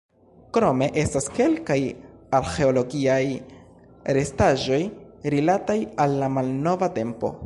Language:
Esperanto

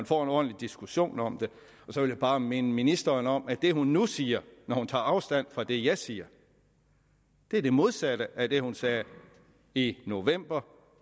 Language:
Danish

